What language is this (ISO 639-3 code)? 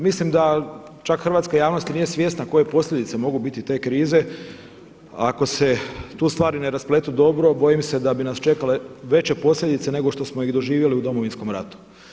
hrv